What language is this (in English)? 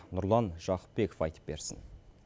Kazakh